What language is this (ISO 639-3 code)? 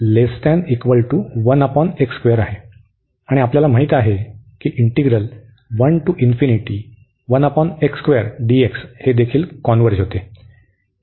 mar